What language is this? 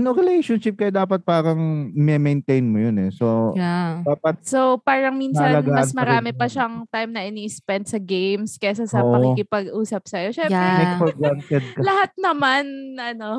Filipino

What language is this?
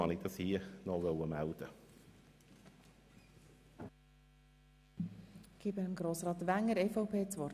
Swiss German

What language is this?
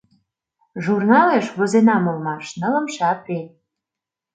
Mari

